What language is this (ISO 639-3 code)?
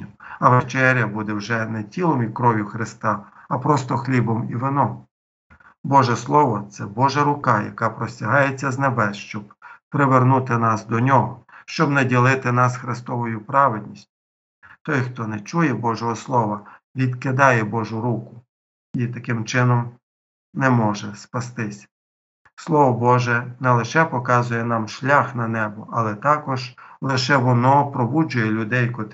ukr